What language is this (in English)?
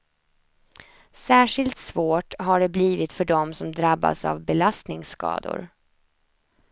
Swedish